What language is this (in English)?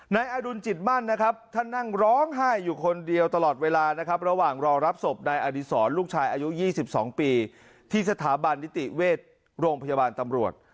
Thai